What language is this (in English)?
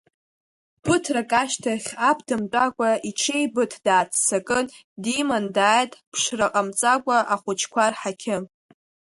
Abkhazian